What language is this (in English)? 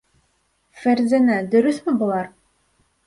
Bashkir